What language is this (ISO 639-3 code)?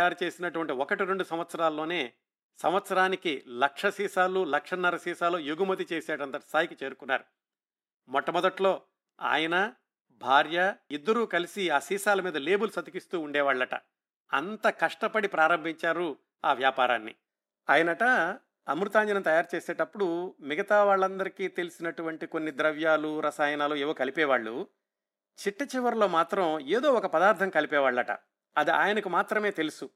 tel